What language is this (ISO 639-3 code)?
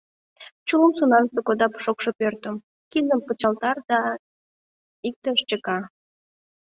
chm